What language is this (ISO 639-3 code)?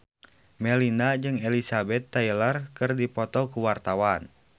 sun